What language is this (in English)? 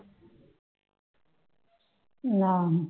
Punjabi